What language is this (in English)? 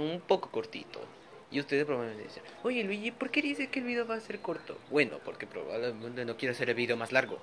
Spanish